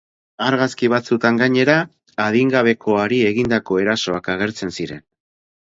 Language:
Basque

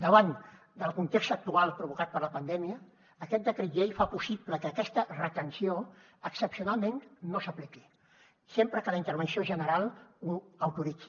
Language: Catalan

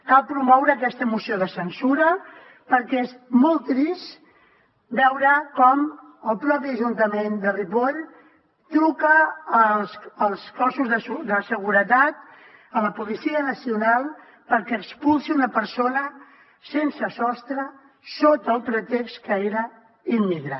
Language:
Catalan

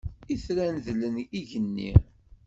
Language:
Kabyle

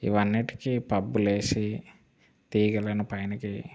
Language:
Telugu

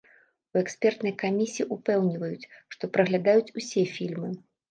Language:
Belarusian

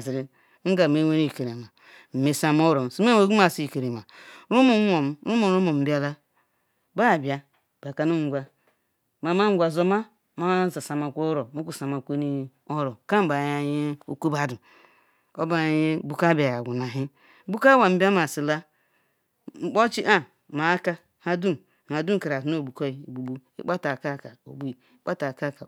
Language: Ikwere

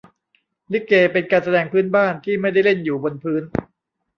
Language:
Thai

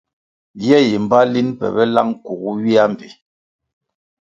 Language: Kwasio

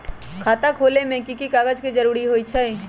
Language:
Magahi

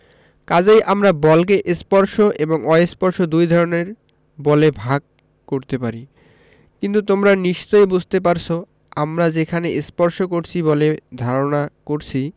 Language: Bangla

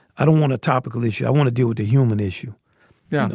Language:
English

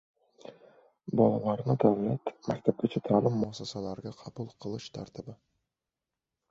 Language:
Uzbek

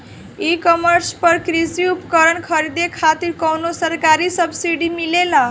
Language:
Bhojpuri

